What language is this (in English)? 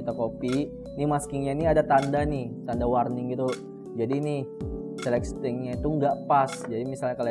Indonesian